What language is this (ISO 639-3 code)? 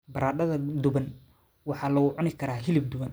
som